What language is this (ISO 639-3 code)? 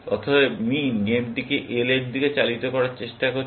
ben